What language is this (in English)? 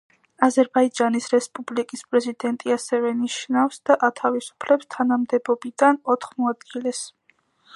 Georgian